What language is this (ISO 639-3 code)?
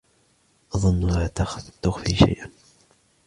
ara